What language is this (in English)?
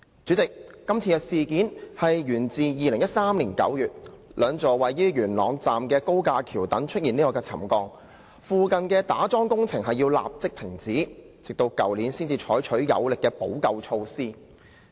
Cantonese